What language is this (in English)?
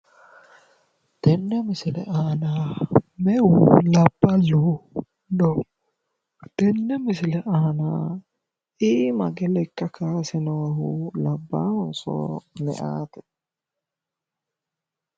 Sidamo